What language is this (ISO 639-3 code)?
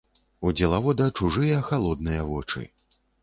bel